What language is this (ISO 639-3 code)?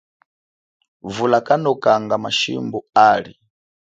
cjk